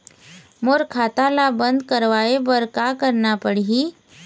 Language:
Chhattisgarhi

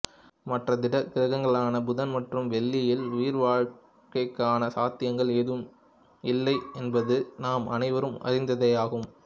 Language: Tamil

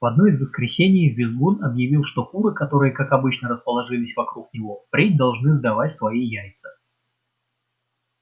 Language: Russian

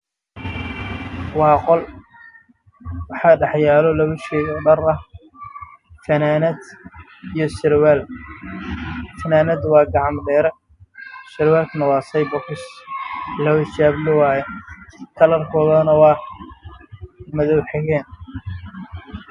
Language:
Somali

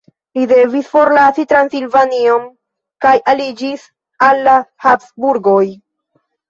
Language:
Esperanto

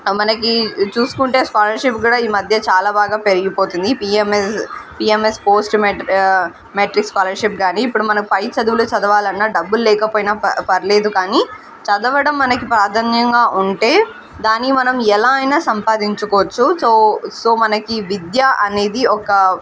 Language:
Telugu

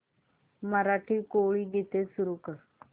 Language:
Marathi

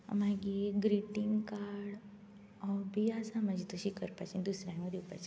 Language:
Konkani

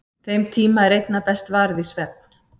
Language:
Icelandic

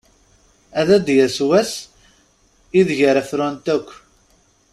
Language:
Kabyle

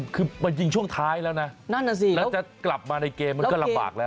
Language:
Thai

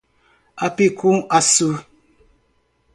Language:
Portuguese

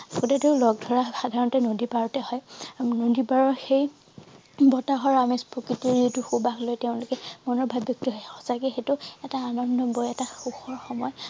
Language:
Assamese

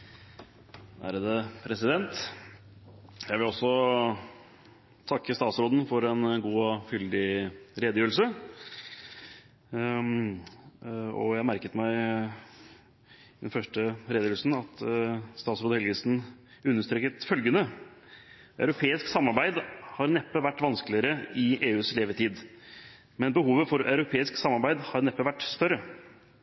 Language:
Norwegian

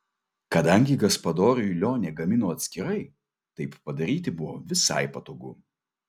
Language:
Lithuanian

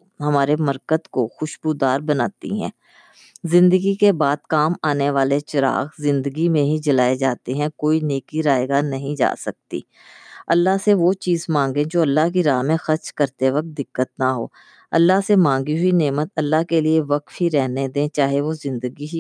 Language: Urdu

